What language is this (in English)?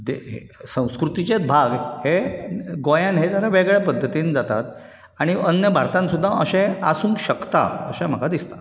Konkani